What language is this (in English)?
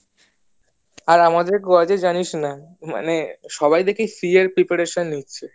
Bangla